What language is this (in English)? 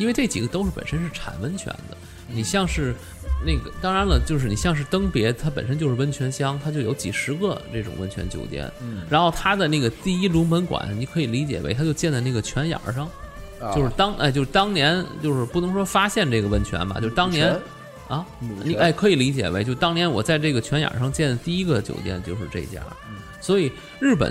Chinese